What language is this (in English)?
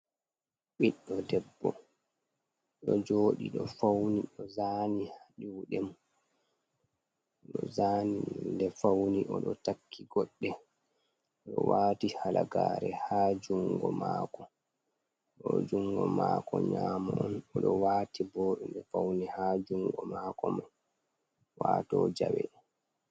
Fula